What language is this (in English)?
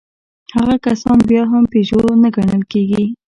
Pashto